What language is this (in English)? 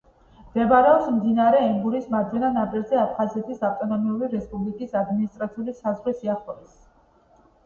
Georgian